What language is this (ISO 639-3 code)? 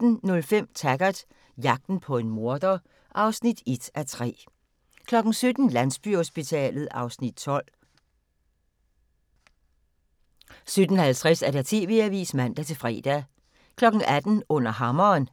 dan